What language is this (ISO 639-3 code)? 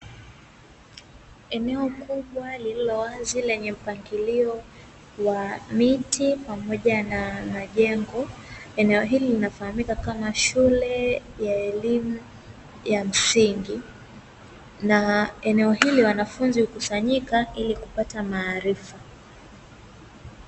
swa